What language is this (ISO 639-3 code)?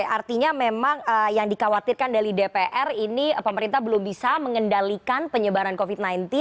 ind